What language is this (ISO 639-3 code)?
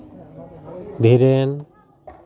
sat